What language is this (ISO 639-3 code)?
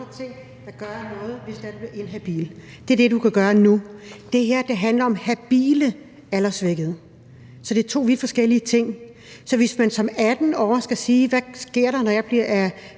dan